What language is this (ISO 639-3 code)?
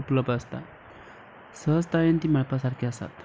kok